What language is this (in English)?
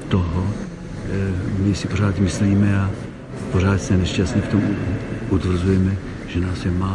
Czech